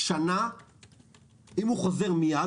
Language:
Hebrew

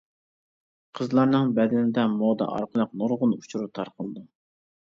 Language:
Uyghur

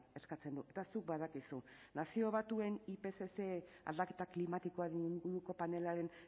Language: Basque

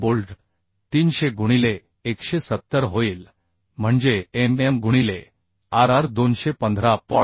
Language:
Marathi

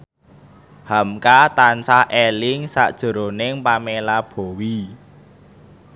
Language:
Javanese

